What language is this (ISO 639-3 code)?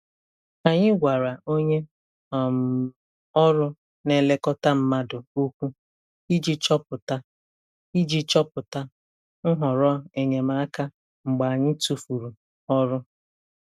ibo